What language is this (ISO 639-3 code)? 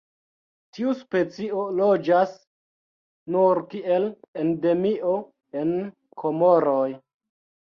epo